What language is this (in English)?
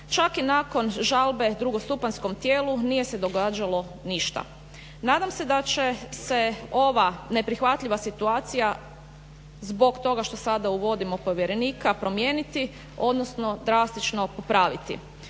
Croatian